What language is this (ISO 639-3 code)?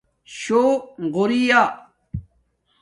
dmk